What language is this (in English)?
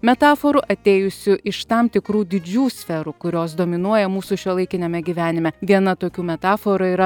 Lithuanian